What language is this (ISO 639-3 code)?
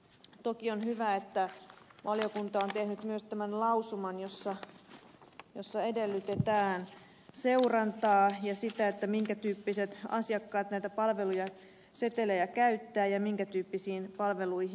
fin